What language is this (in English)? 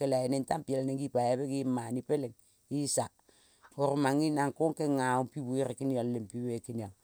Kol (Papua New Guinea)